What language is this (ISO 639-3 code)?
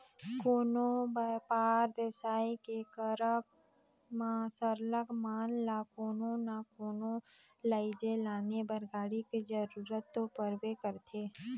hne